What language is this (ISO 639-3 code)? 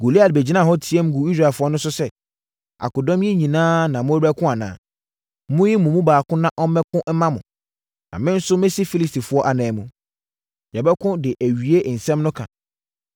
aka